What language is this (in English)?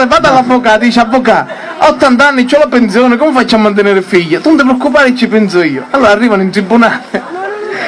Italian